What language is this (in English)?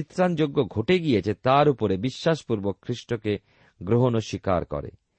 Bangla